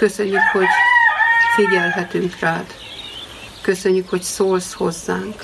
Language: Hungarian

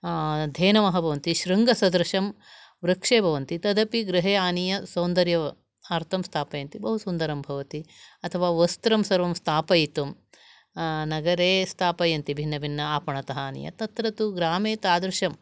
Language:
Sanskrit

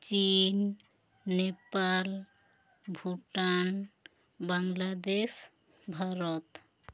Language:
Santali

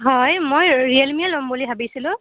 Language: Assamese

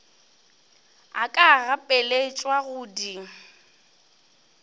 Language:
Northern Sotho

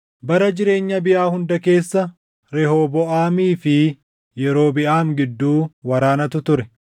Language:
Oromo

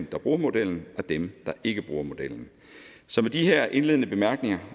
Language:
Danish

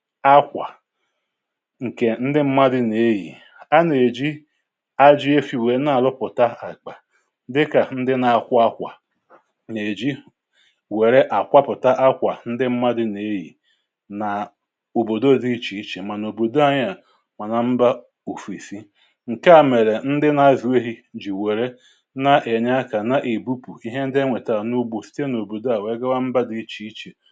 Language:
Igbo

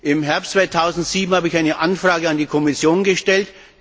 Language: German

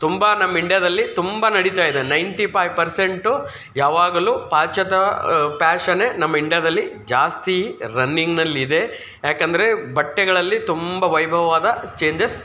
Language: Kannada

